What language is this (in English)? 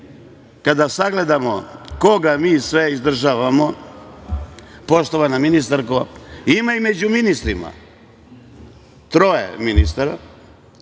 Serbian